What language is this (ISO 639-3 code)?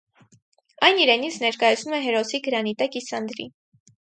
hye